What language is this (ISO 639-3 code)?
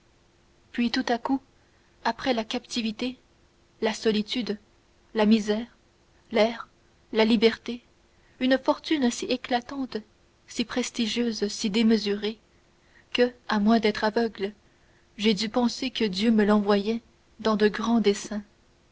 fra